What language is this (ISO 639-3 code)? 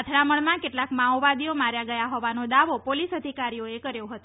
guj